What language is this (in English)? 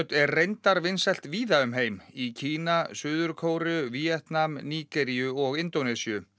Icelandic